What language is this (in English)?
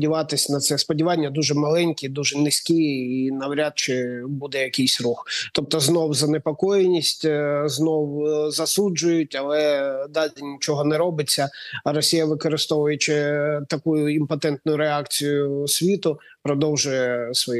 Ukrainian